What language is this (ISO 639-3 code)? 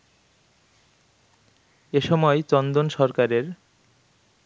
ben